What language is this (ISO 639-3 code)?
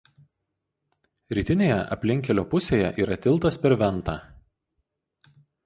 lit